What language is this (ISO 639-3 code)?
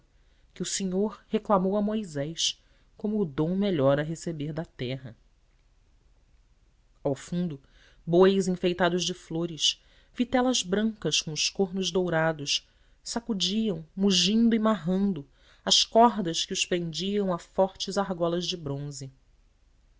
por